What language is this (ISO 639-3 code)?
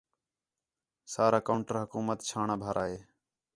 xhe